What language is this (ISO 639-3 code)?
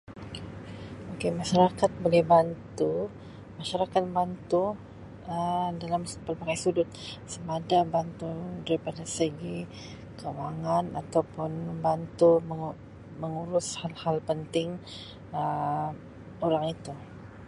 msi